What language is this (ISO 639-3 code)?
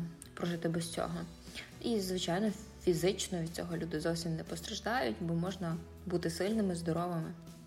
ukr